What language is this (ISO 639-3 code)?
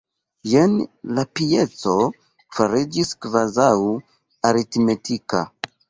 epo